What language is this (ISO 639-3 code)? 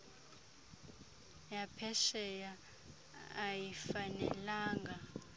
xho